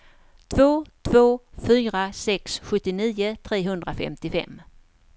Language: Swedish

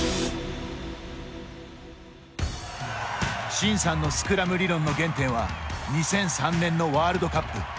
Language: Japanese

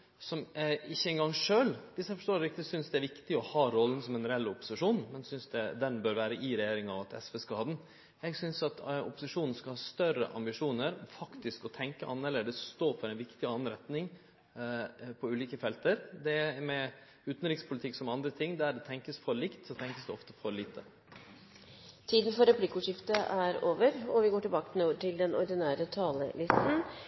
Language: Norwegian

